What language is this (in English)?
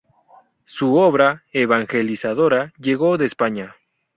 Spanish